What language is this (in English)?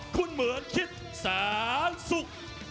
Thai